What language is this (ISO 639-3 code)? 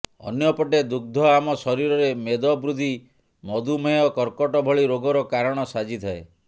ori